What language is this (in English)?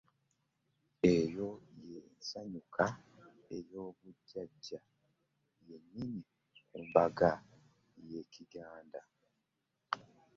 Ganda